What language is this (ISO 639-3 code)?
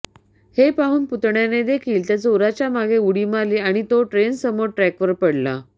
mar